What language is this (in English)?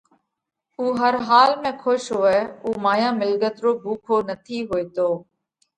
Parkari Koli